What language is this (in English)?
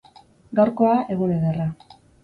Basque